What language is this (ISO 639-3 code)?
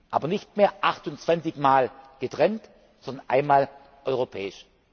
deu